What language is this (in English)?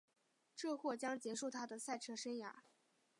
Chinese